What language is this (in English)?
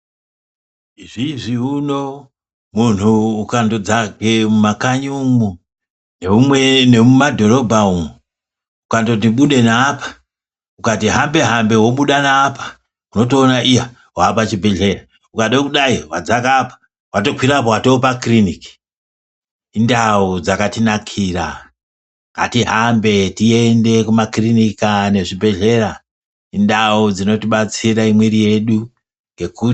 Ndau